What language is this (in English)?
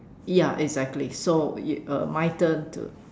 English